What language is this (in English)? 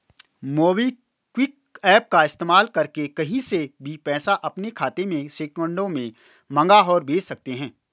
Hindi